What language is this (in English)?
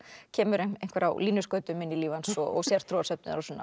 Icelandic